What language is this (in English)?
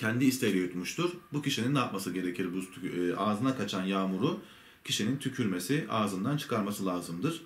Turkish